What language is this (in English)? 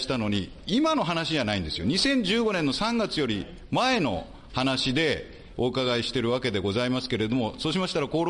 Japanese